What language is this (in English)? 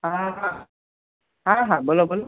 Gujarati